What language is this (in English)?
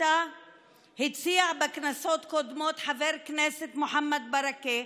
Hebrew